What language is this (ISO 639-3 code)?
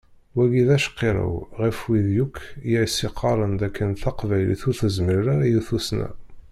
kab